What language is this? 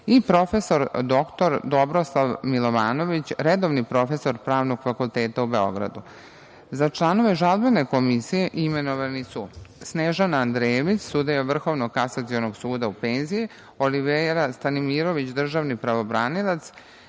Serbian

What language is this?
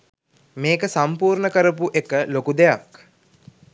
Sinhala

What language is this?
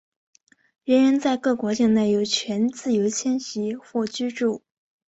Chinese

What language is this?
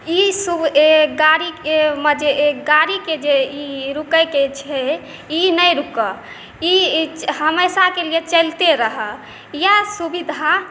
Maithili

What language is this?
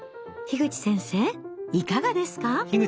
Japanese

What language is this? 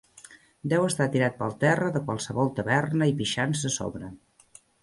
Catalan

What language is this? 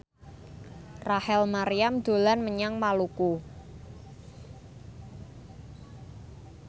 Javanese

